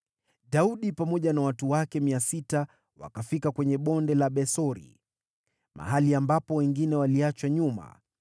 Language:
Swahili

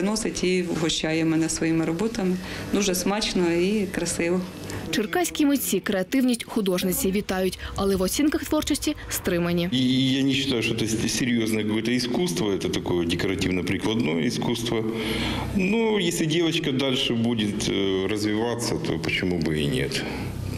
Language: Ukrainian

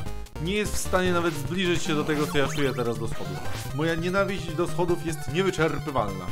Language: Polish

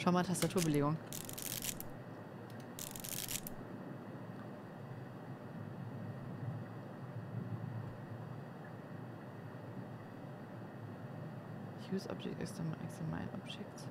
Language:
German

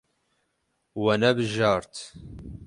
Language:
Kurdish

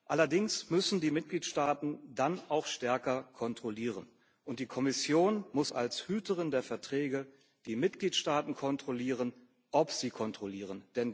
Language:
German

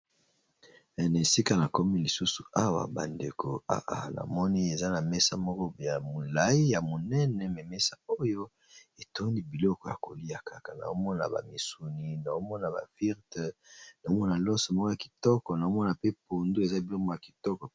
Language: Lingala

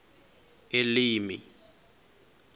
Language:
Venda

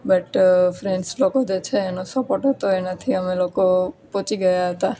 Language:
Gujarati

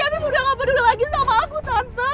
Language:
Indonesian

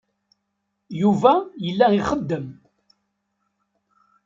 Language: Kabyle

